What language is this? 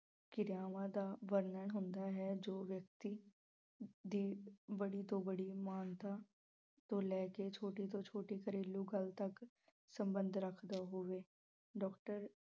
Punjabi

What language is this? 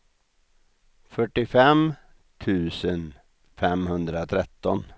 Swedish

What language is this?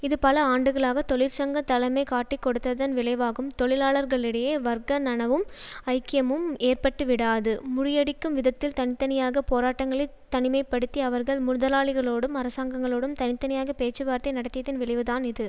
Tamil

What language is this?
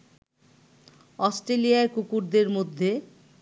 Bangla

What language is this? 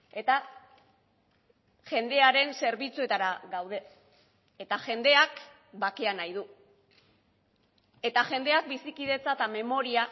Basque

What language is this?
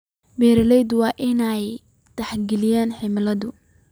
Somali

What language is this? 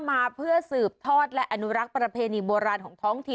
Thai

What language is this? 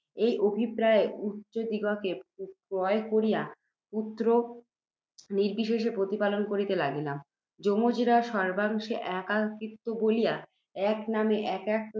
Bangla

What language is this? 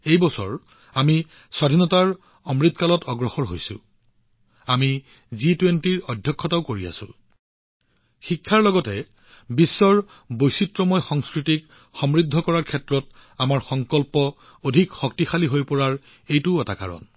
Assamese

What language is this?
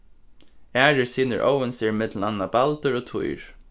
Faroese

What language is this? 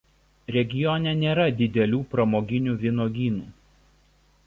Lithuanian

